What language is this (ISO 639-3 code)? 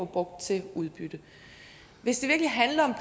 dan